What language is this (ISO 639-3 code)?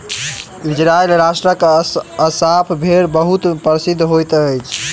mai